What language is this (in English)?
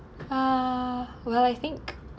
English